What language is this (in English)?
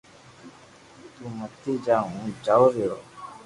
Loarki